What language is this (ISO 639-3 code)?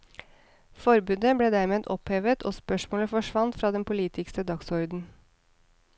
nor